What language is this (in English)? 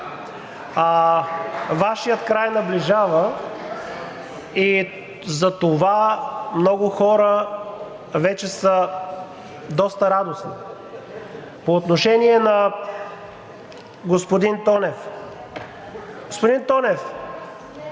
Bulgarian